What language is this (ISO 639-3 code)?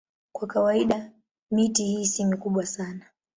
swa